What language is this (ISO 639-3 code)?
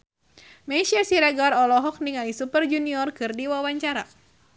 sun